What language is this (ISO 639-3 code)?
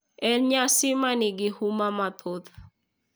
luo